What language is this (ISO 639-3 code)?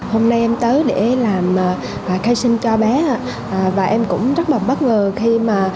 vie